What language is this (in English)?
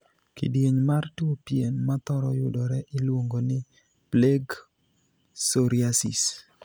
Luo (Kenya and Tanzania)